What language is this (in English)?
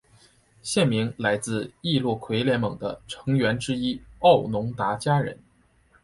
Chinese